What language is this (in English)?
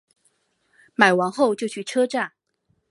Chinese